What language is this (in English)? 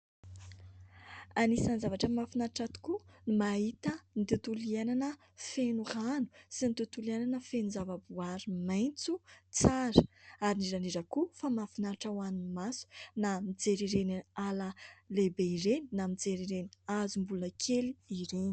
Malagasy